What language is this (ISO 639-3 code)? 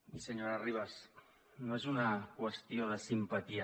cat